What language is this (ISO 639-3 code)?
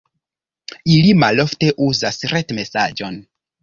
epo